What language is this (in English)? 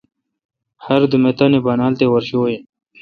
Kalkoti